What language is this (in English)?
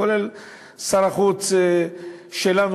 Hebrew